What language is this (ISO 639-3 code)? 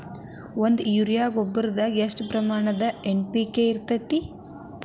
kan